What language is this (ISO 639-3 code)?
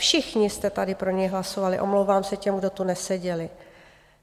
ces